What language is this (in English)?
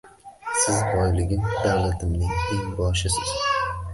Uzbek